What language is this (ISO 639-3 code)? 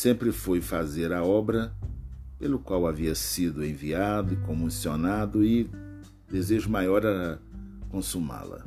por